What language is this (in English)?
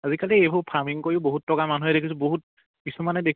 Assamese